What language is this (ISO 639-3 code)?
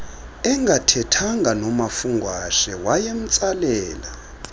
xho